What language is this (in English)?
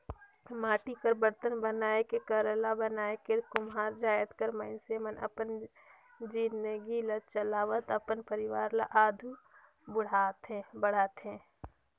Chhattisgarhi